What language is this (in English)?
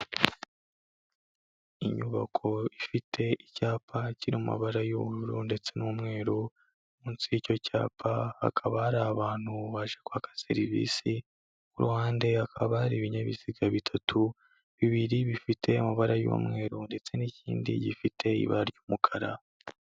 Kinyarwanda